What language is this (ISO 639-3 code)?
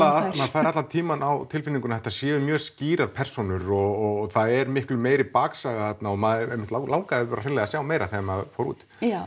isl